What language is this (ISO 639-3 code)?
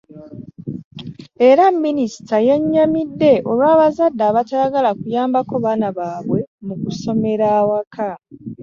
lug